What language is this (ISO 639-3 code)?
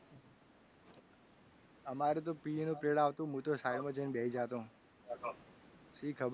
guj